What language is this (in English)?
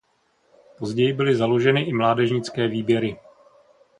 Czech